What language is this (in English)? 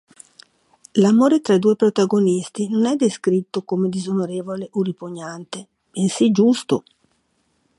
Italian